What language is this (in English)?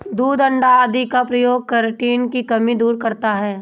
Hindi